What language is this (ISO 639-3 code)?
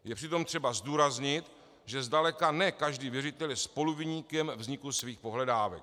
ces